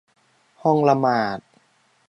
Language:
Thai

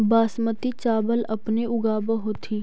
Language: Magahi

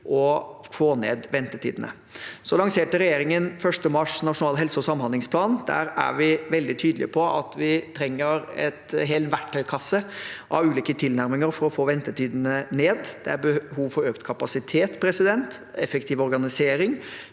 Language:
Norwegian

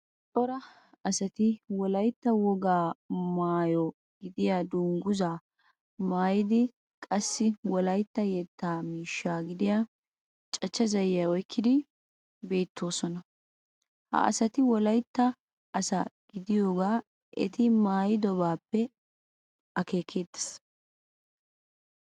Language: Wolaytta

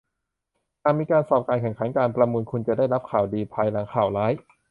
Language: Thai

